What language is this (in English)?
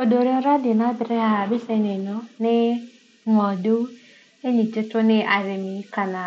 Kikuyu